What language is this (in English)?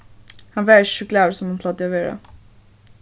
Faroese